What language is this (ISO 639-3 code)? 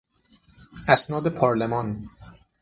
fas